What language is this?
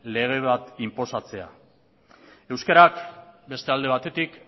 Basque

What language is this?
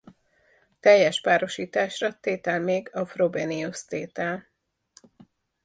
Hungarian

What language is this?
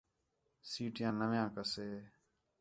Khetrani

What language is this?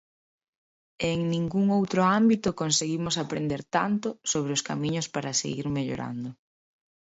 Galician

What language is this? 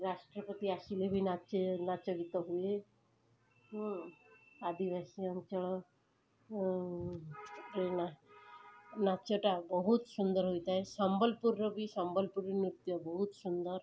Odia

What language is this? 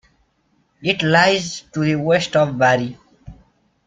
English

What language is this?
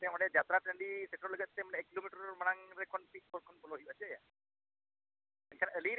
Santali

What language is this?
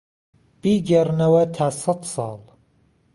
Central Kurdish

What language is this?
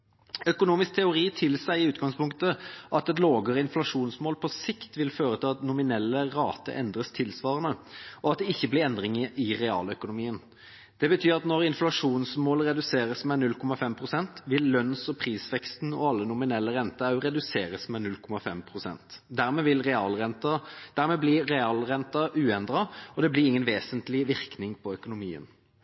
Norwegian Bokmål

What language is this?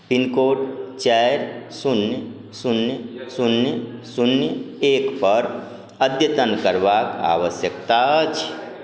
Maithili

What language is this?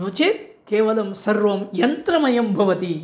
Sanskrit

